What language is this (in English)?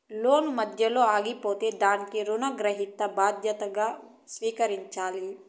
Telugu